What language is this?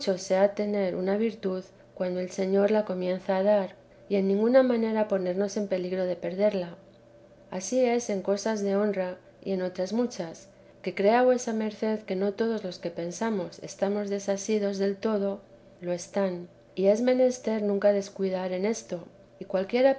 Spanish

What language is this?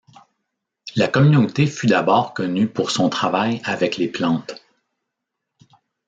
French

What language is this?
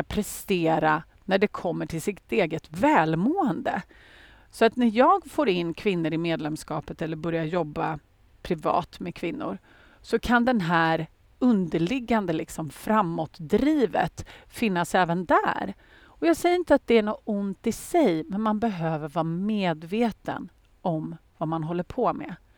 Swedish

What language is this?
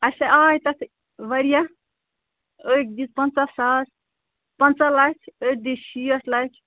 Kashmiri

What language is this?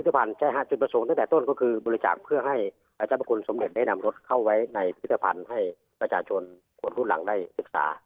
Thai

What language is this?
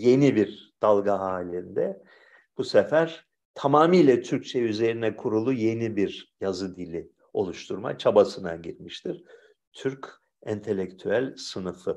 Turkish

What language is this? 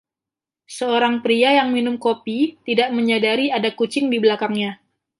Indonesian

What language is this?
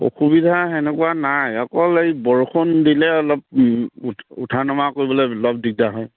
Assamese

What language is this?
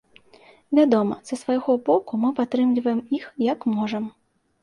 Belarusian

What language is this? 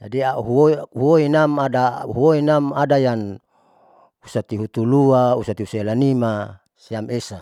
Saleman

